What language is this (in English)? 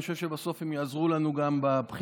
Hebrew